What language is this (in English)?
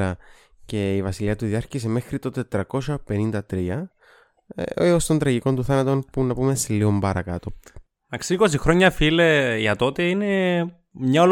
Greek